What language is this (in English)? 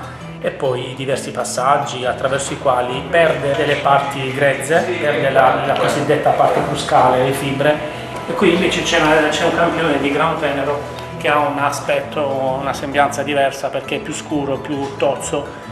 Italian